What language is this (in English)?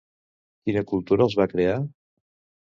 Catalan